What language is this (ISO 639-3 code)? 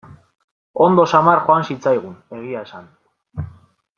eus